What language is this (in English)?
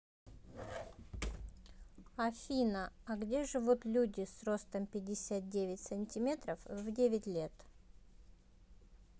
Russian